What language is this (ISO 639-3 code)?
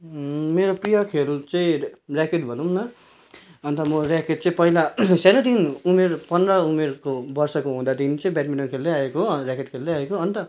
nep